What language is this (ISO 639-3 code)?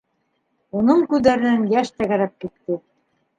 bak